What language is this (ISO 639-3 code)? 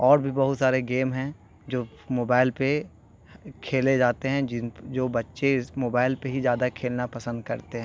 urd